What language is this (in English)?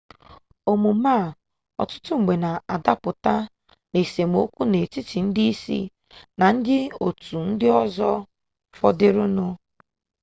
Igbo